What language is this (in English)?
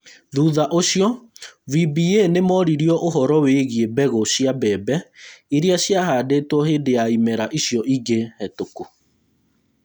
Kikuyu